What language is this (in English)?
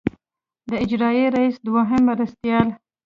Pashto